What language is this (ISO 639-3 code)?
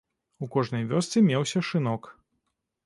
bel